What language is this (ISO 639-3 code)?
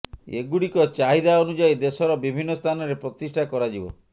ori